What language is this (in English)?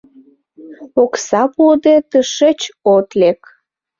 Mari